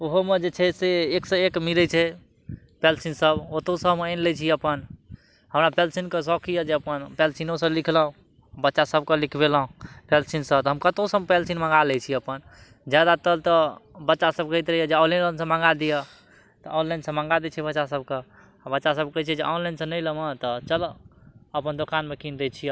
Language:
Maithili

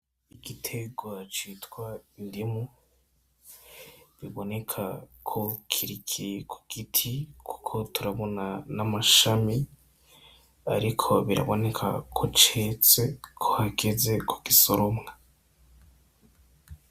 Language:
Rundi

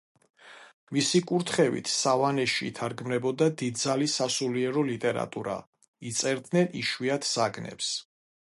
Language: Georgian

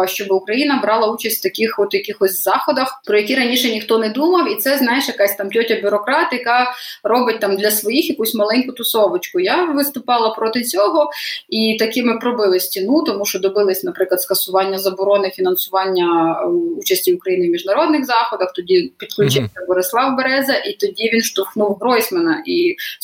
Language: Ukrainian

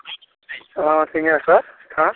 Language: Maithili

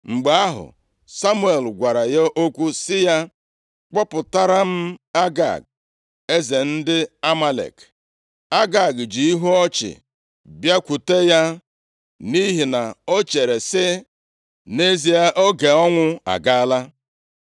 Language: Igbo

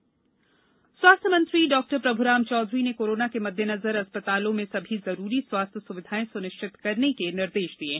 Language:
Hindi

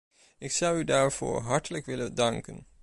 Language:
Dutch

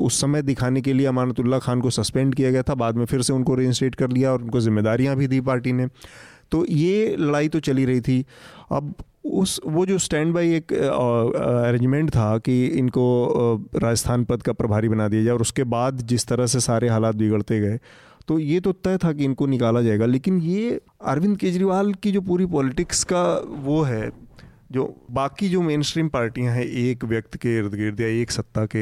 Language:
Hindi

